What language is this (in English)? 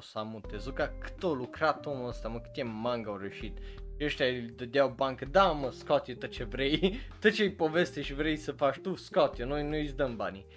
Romanian